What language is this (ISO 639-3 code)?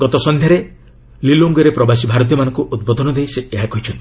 ori